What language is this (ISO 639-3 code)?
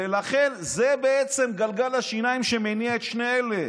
heb